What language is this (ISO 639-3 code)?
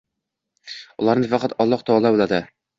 uzb